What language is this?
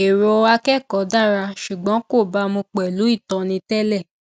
Yoruba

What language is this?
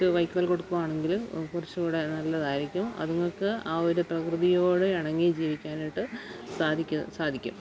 Malayalam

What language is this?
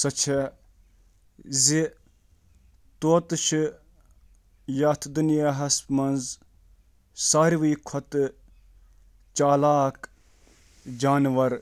Kashmiri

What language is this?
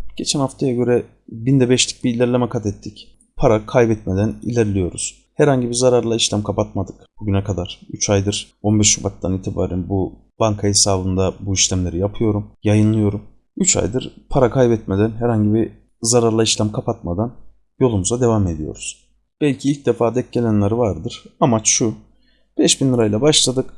Turkish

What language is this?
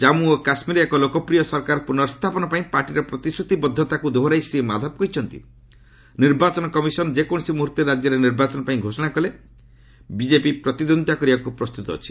Odia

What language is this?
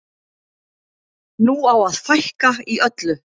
Icelandic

